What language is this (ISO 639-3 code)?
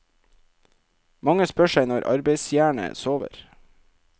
nor